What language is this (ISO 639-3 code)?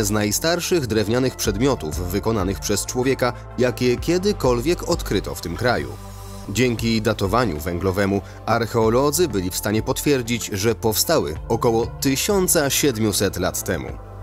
pol